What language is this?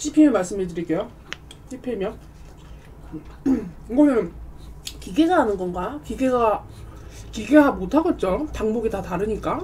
Korean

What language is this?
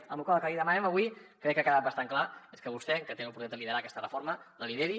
Catalan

